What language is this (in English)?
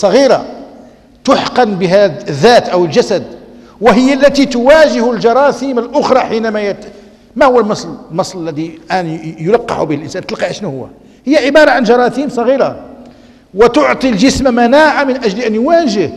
Arabic